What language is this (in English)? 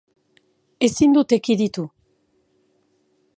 Basque